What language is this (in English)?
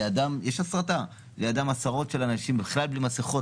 Hebrew